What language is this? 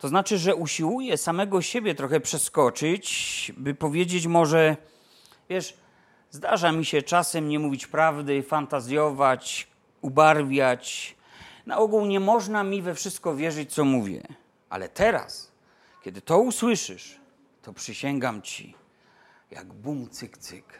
Polish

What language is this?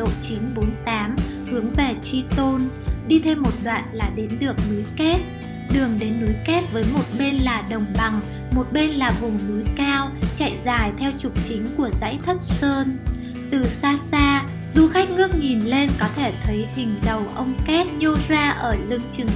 Vietnamese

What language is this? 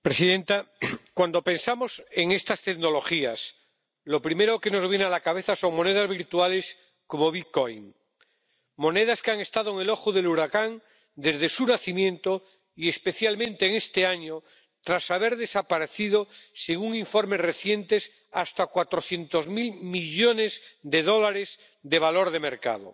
Spanish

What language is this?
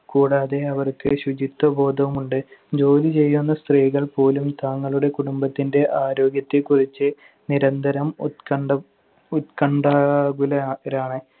Malayalam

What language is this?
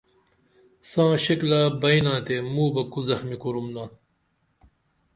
Dameli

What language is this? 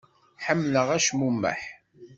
Kabyle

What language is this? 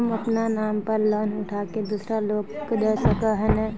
Magahi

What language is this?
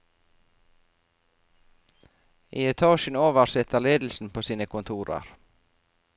Norwegian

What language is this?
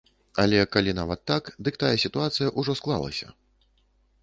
Belarusian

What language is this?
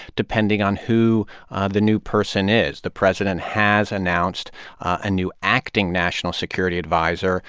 English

